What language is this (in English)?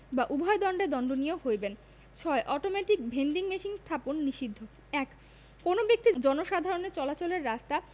Bangla